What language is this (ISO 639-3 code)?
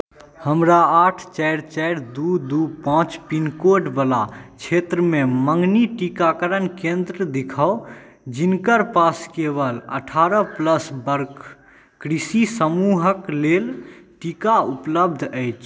mai